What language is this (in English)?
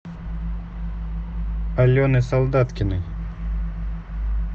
Russian